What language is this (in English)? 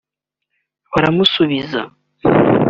Kinyarwanda